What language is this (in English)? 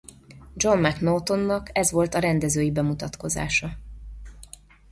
Hungarian